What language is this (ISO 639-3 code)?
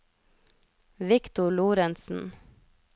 nor